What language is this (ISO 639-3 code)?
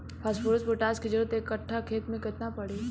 bho